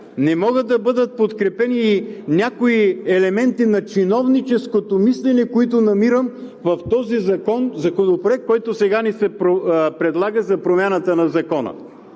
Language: Bulgarian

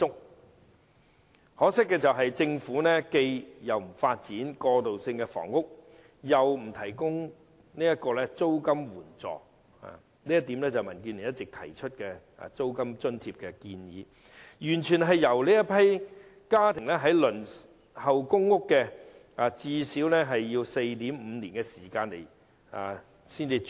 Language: Cantonese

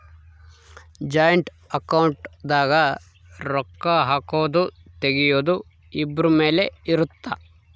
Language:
Kannada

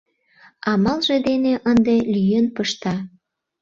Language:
Mari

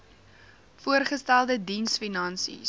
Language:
Afrikaans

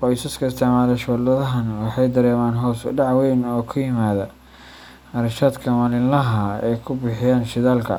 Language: Somali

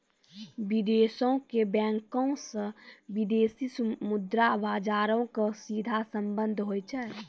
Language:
Maithili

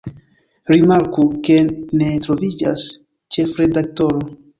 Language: Esperanto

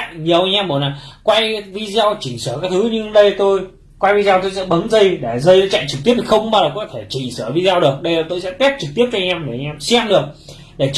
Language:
Vietnamese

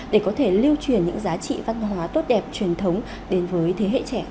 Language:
Vietnamese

